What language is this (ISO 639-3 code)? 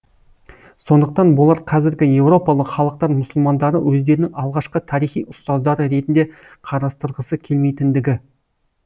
kaz